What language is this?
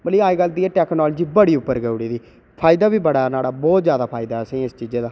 Dogri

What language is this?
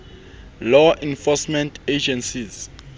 Southern Sotho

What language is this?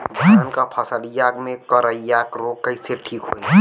Bhojpuri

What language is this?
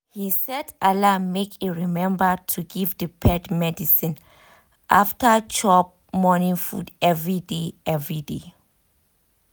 Nigerian Pidgin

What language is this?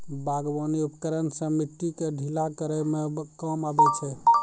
Maithili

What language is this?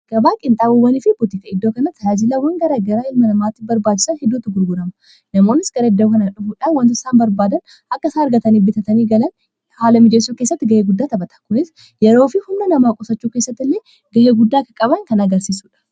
Oromo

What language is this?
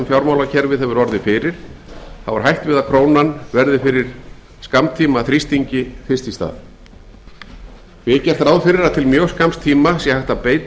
Icelandic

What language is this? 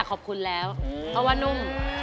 Thai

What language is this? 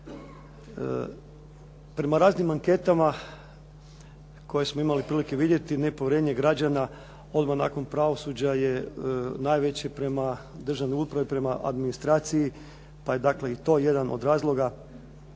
Croatian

